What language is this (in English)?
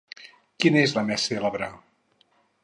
Catalan